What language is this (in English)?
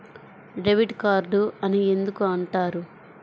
Telugu